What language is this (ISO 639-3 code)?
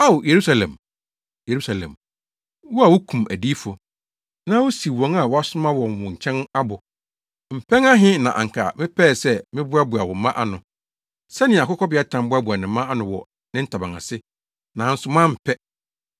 aka